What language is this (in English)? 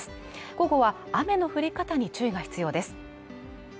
Japanese